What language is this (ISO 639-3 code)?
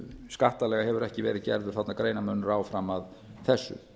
isl